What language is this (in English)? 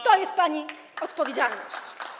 Polish